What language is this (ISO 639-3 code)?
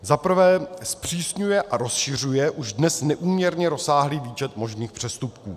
ces